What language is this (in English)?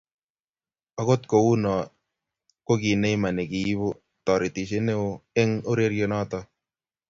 Kalenjin